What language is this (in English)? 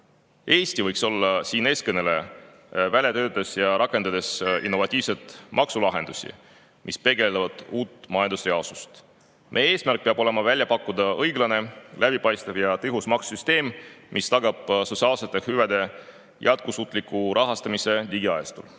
Estonian